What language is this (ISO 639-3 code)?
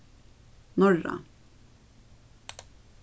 fao